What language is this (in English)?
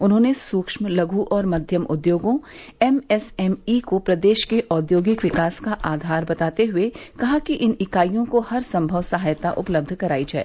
Hindi